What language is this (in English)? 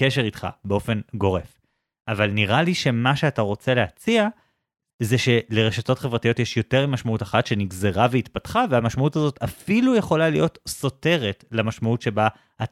Hebrew